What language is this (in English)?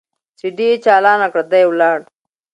Pashto